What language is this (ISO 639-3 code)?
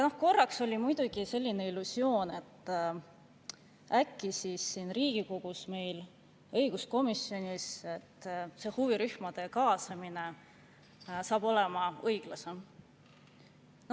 est